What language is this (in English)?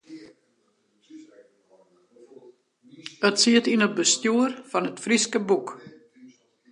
Western Frisian